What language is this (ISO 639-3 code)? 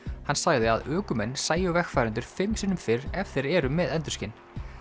isl